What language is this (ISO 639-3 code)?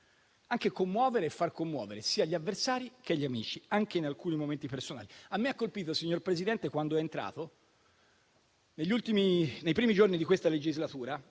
ita